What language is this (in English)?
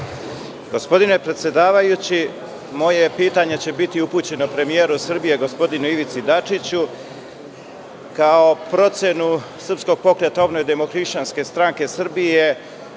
Serbian